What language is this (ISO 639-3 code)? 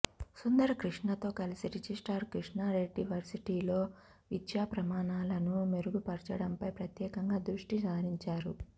tel